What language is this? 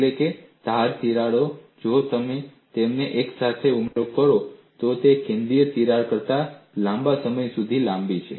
Gujarati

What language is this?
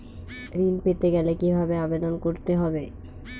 Bangla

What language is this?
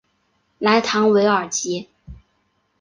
Chinese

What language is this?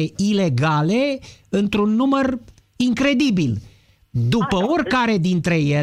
Romanian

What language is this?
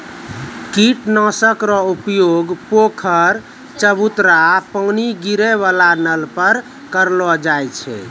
Maithili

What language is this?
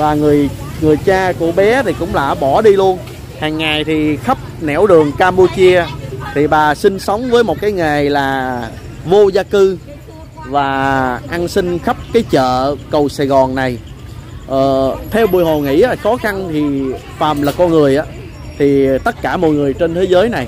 Vietnamese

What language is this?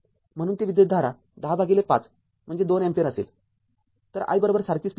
Marathi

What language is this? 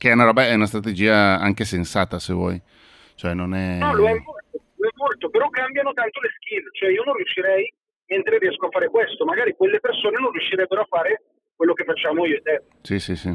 Italian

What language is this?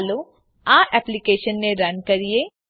Gujarati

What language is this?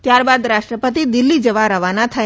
Gujarati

